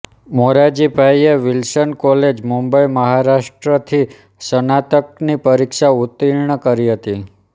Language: Gujarati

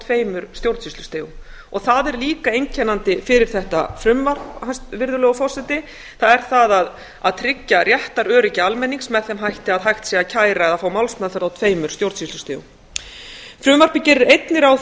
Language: Icelandic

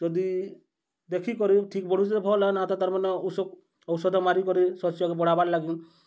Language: Odia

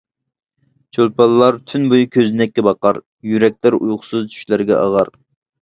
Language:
Uyghur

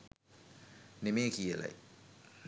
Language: Sinhala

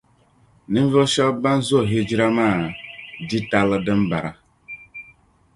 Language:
Dagbani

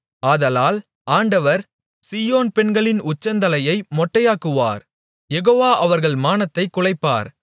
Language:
Tamil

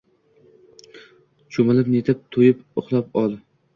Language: Uzbek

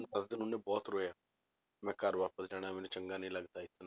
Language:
Punjabi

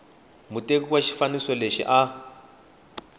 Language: Tsonga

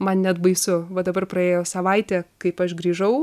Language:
Lithuanian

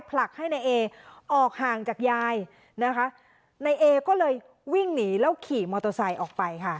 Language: Thai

